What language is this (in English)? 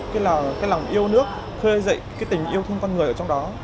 Vietnamese